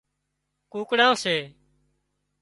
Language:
Wadiyara Koli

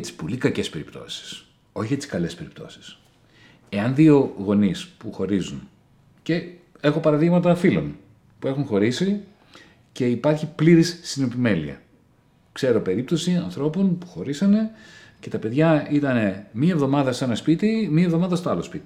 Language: Greek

